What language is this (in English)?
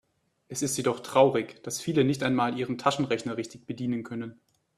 German